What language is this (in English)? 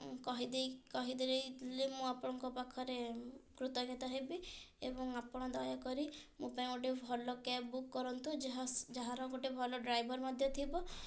Odia